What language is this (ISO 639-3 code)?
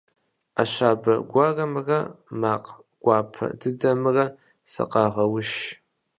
kbd